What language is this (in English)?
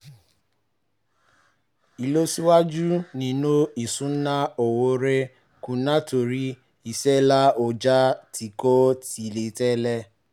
Yoruba